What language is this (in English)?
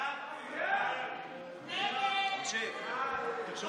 Hebrew